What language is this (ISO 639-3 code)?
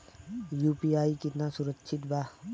bho